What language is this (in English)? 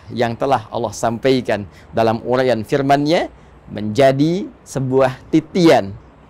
Indonesian